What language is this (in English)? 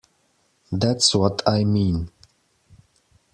English